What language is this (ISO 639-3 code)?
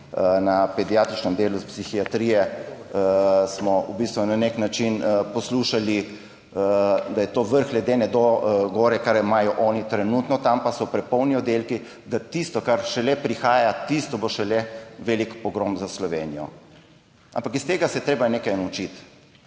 slv